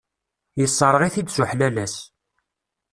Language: Kabyle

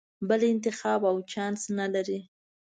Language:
Pashto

